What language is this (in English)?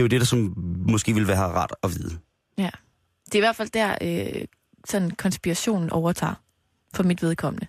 Danish